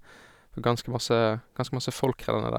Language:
Norwegian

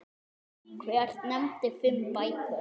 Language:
Icelandic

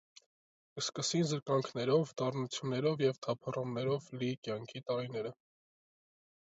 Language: Armenian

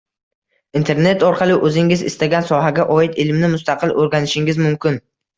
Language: Uzbek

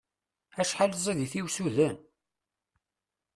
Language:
Kabyle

